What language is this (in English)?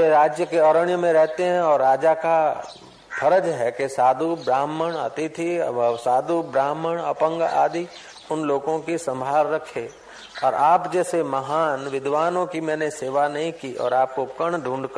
Hindi